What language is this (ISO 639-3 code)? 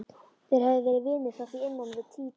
isl